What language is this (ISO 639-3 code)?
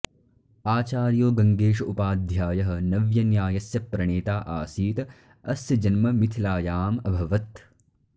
san